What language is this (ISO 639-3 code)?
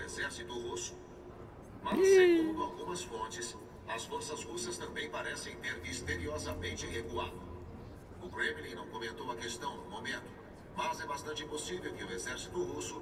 por